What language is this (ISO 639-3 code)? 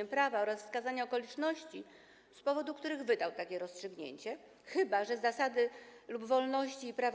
pol